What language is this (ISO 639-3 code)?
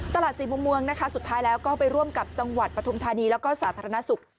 tha